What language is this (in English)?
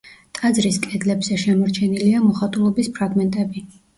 Georgian